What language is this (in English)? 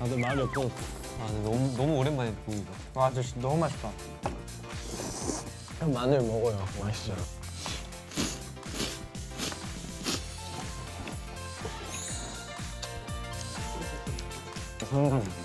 Korean